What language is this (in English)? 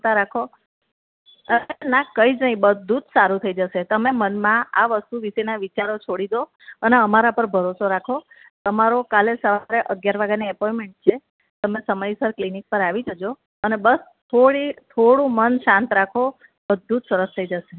Gujarati